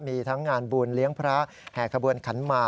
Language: Thai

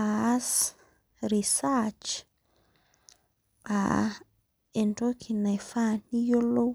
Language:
Masai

